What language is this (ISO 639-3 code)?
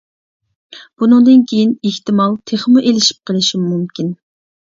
uig